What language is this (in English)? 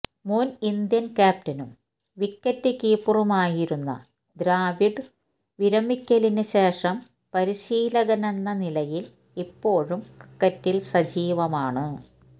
Malayalam